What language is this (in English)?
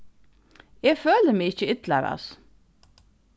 Faroese